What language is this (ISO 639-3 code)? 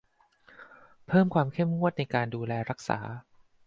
tha